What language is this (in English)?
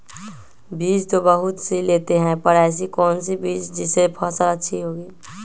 Magahi